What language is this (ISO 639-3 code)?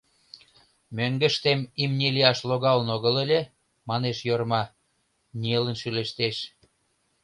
chm